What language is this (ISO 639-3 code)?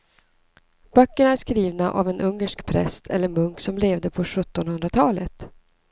swe